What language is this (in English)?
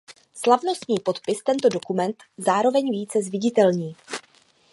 Czech